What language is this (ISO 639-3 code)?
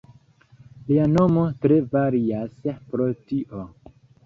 epo